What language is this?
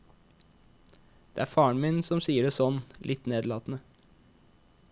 Norwegian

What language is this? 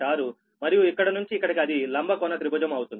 Telugu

